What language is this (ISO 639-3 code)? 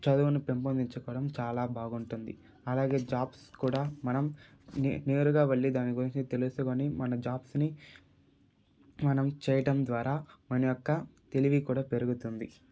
tel